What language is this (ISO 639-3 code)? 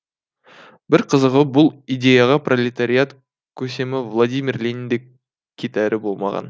kaz